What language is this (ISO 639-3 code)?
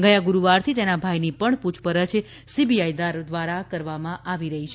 guj